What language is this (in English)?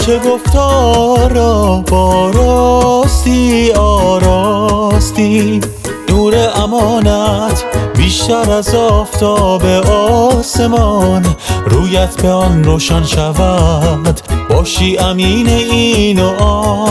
Persian